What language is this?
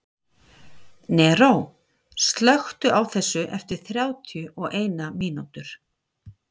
Icelandic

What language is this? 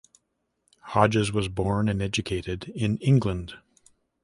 English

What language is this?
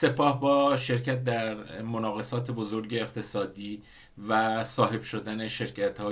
Persian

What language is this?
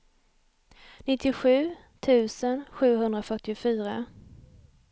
Swedish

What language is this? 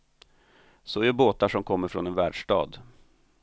Swedish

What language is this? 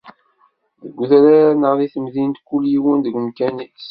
Kabyle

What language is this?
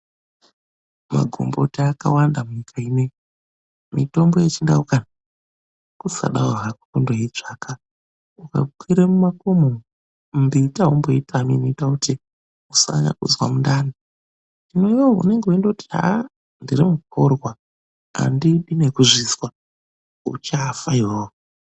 Ndau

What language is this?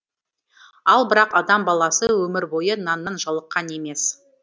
Kazakh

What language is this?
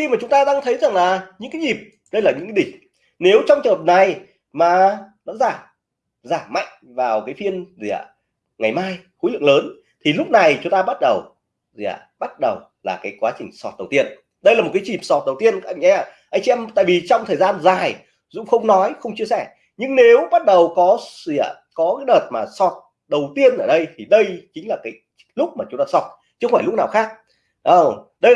Vietnamese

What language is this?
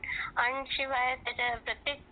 Marathi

